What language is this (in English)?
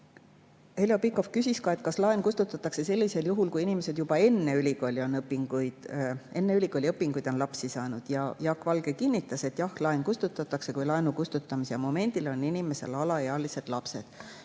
Estonian